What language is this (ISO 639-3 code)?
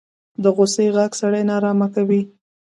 pus